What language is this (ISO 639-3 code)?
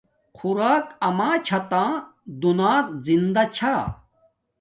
dmk